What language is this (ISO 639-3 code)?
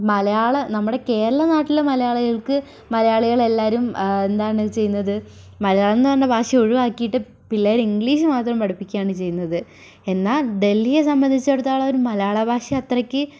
mal